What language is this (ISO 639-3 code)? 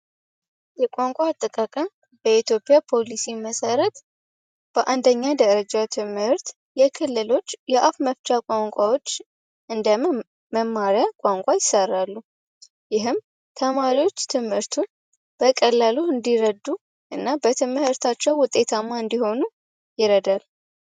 amh